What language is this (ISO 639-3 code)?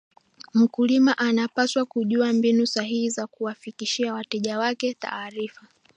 swa